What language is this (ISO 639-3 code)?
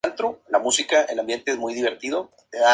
spa